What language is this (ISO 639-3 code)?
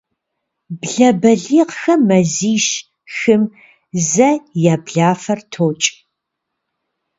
kbd